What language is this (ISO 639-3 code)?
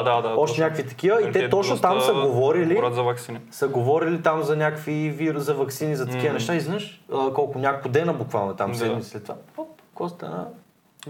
bul